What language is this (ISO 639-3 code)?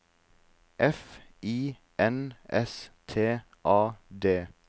nor